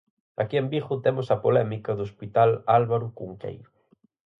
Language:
Galician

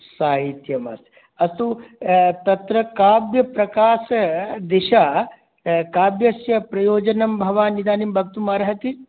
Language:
Sanskrit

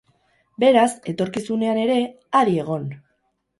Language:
Basque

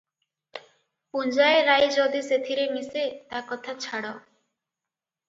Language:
Odia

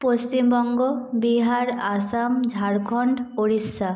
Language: Bangla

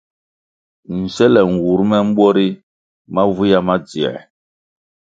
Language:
Kwasio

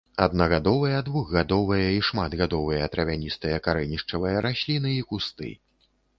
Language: Belarusian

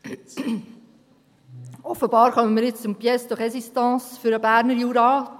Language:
Swiss German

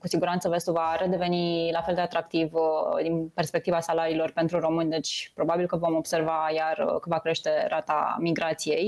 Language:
Romanian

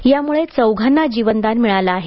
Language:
Marathi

